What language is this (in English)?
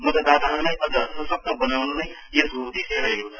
Nepali